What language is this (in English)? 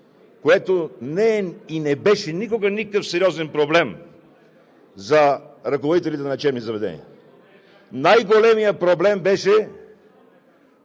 Bulgarian